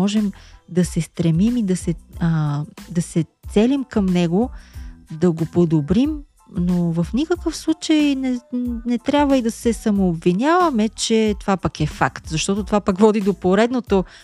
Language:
Bulgarian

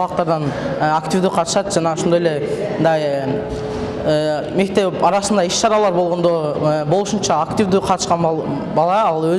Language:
Turkish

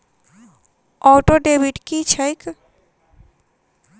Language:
Maithili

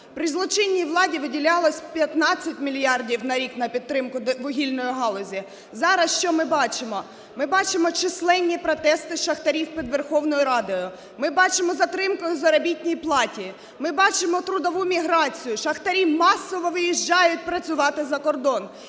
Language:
Ukrainian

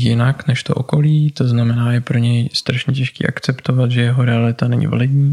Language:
Czech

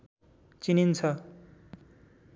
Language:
Nepali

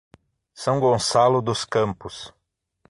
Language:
Portuguese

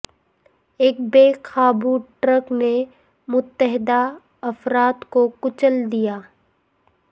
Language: Urdu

